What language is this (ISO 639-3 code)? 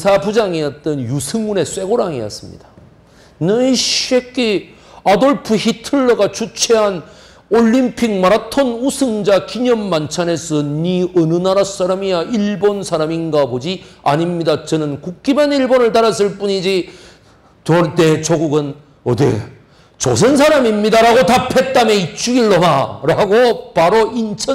kor